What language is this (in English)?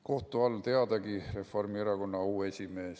Estonian